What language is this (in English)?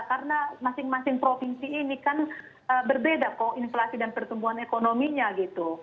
Indonesian